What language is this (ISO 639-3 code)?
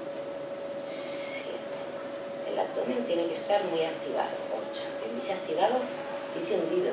spa